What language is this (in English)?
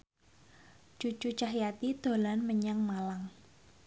Javanese